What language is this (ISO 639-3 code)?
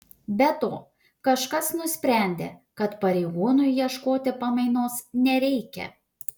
lit